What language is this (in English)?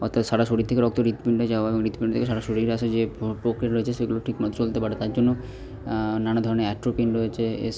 Bangla